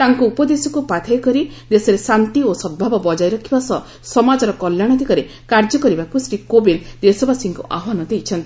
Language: Odia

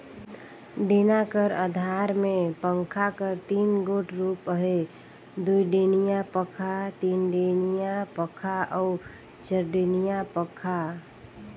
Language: Chhattisgarhi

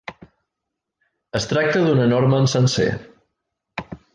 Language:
Catalan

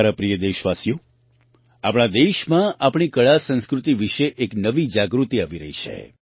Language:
Gujarati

